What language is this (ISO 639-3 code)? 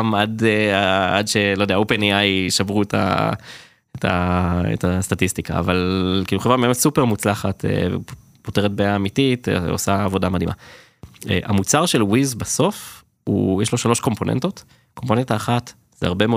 heb